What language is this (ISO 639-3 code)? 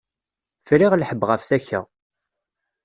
kab